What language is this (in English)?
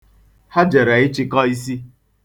Igbo